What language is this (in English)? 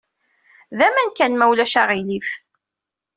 Kabyle